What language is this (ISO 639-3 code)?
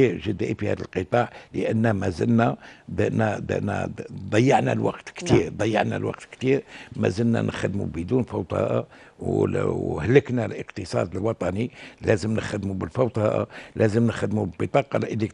ara